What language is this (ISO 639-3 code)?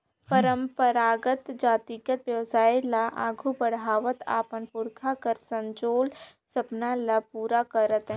hne